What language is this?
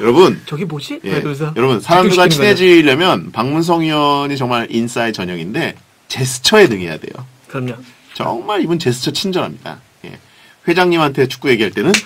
Korean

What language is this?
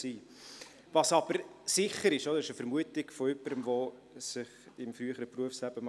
Swiss German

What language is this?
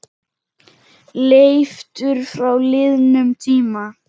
Icelandic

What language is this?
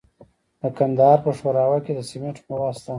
Pashto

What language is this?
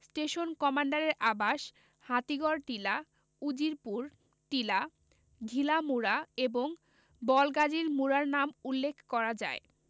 Bangla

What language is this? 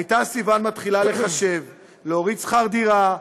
Hebrew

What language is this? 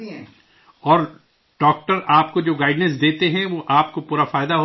Urdu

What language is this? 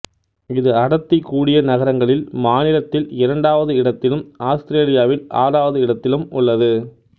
Tamil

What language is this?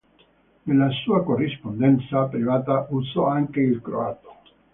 Italian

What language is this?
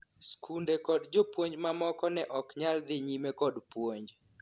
Luo (Kenya and Tanzania)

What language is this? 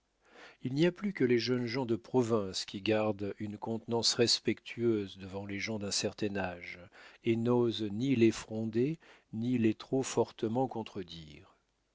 French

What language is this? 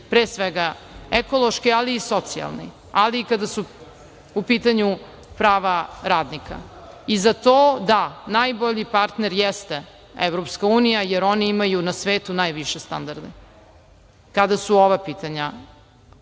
Serbian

